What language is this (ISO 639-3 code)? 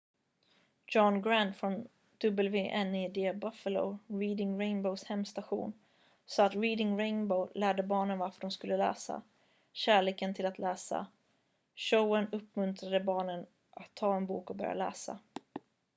swe